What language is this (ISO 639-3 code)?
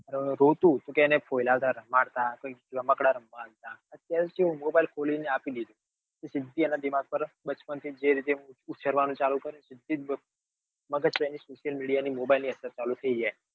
guj